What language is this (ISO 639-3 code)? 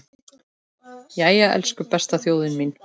isl